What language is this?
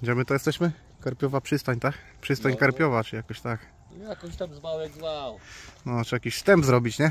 Polish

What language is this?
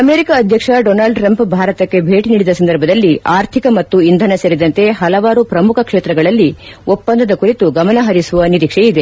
Kannada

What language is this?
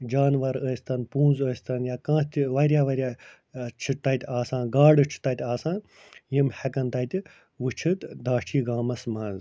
Kashmiri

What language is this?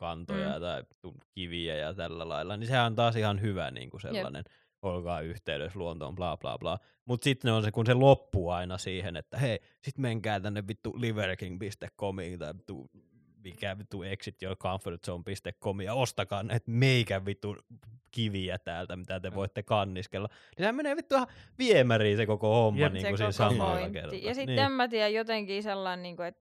Finnish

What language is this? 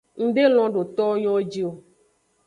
Aja (Benin)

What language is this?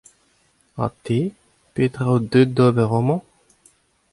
Breton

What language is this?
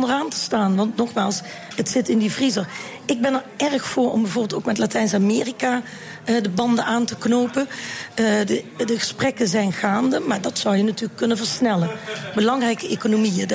Dutch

